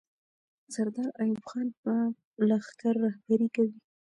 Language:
Pashto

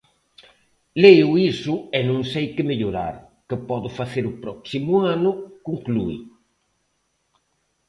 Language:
Galician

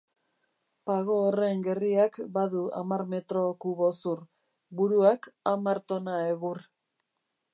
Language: Basque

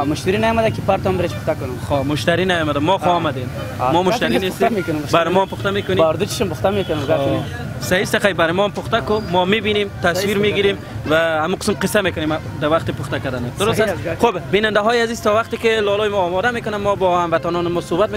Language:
Persian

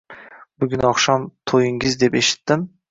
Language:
Uzbek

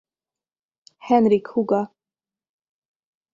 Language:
Hungarian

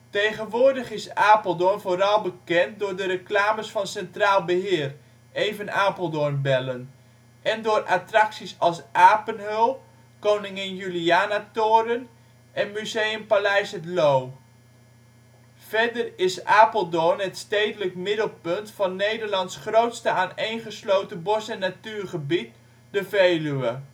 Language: Dutch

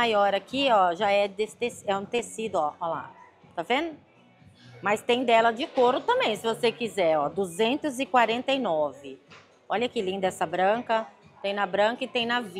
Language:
Portuguese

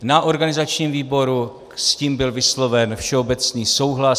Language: Czech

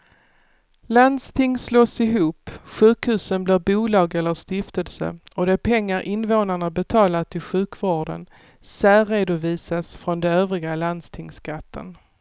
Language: Swedish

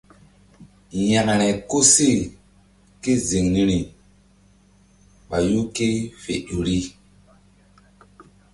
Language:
Mbum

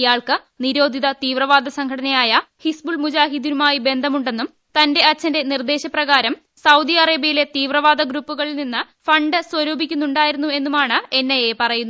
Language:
Malayalam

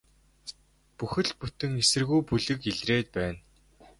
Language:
Mongolian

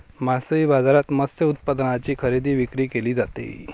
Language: Marathi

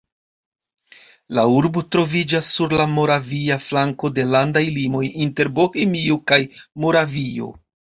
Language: Esperanto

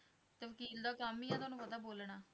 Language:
Punjabi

